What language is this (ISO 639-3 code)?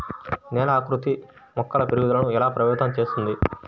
tel